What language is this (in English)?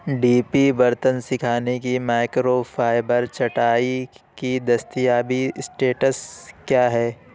Urdu